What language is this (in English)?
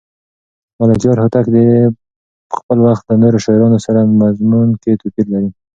Pashto